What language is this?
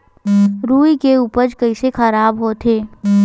Chhattisgarhi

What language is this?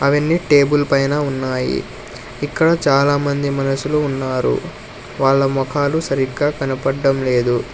Telugu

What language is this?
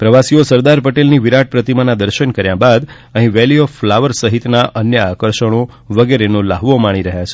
Gujarati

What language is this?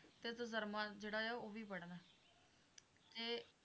Punjabi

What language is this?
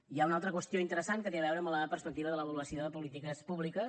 Catalan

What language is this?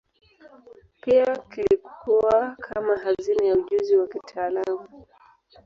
Swahili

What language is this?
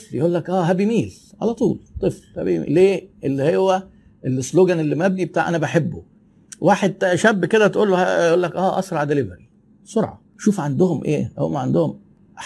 Arabic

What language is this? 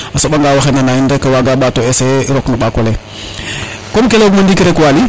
Serer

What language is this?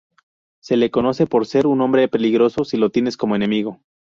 Spanish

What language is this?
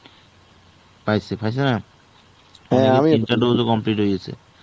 Bangla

